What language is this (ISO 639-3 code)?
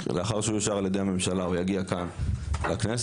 heb